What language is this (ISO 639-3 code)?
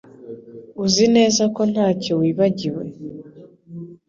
kin